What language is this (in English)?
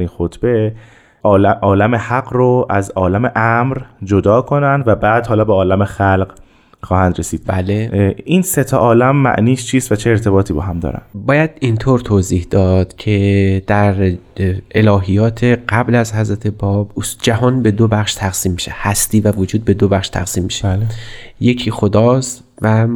Persian